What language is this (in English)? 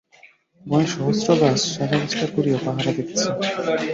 Bangla